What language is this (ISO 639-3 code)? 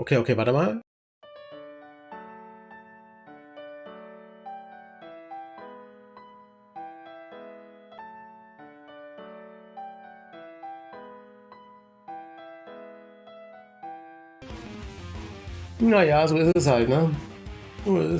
deu